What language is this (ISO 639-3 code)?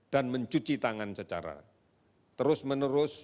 ind